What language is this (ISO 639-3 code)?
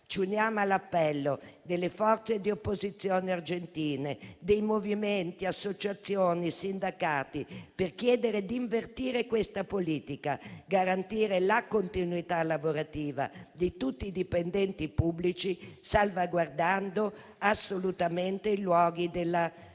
ita